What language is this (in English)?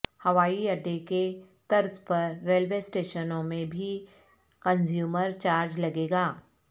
Urdu